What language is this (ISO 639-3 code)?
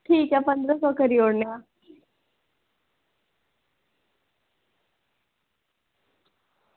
doi